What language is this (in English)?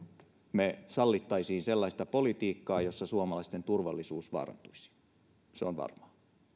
Finnish